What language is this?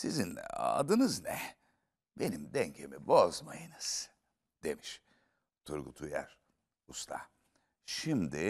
Turkish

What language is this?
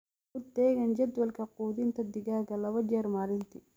Somali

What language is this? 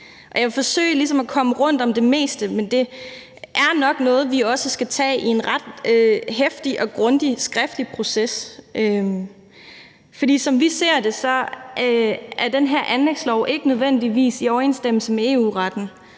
Danish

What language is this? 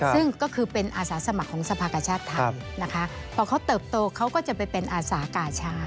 Thai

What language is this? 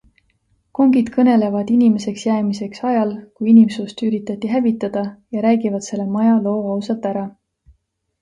Estonian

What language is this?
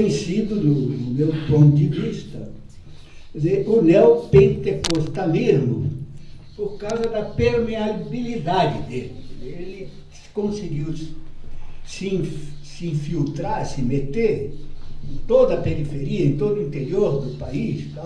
Portuguese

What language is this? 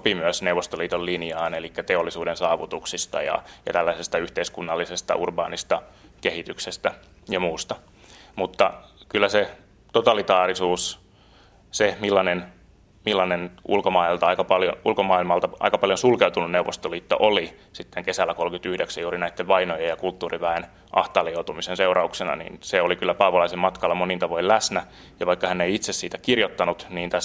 Finnish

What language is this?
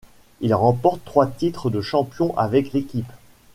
French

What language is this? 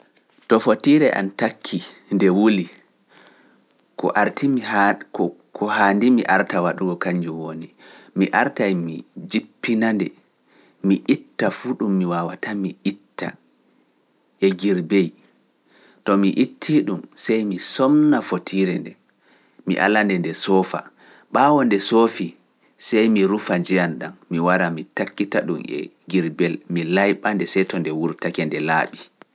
Pular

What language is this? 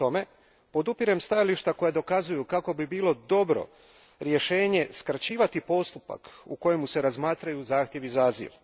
Croatian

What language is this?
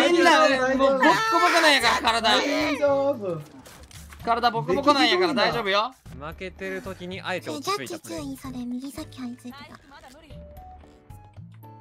Japanese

